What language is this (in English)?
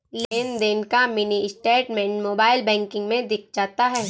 Hindi